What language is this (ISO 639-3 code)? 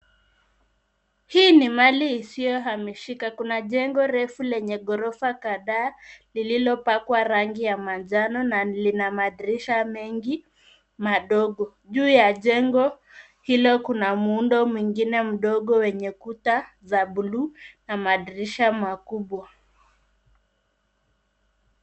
swa